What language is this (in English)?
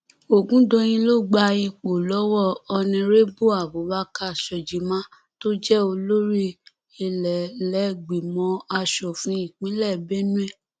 Yoruba